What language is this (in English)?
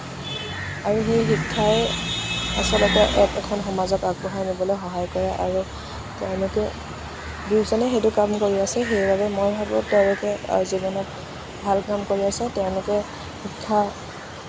Assamese